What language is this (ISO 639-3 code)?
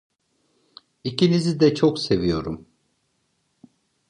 tur